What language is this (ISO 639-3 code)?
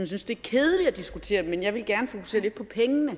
dan